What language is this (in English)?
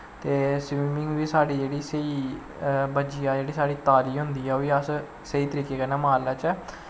Dogri